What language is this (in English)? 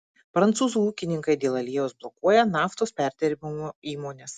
Lithuanian